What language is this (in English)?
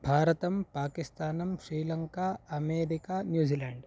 Sanskrit